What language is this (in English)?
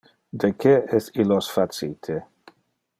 Interlingua